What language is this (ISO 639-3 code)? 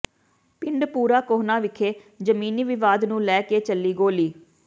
pan